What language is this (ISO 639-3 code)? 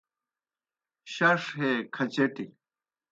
plk